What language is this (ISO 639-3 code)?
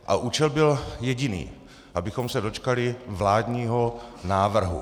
ces